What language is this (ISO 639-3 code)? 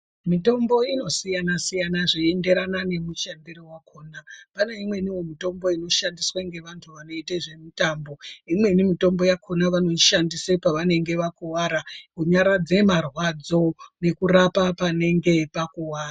ndc